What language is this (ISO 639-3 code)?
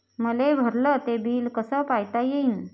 mar